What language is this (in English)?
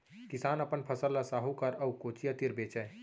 Chhattisgarhi